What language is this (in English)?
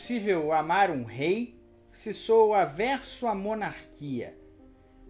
Portuguese